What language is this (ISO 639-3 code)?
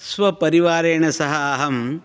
san